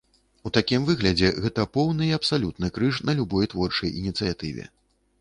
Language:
Belarusian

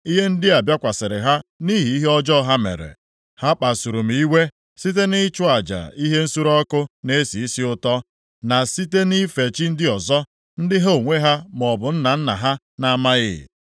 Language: Igbo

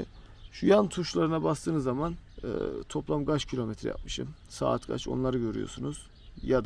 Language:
Turkish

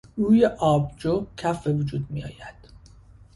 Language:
Persian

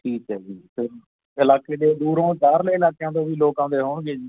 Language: Punjabi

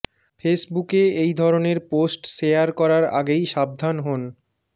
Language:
Bangla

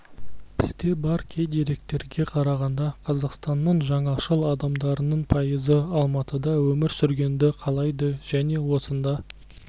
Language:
Kazakh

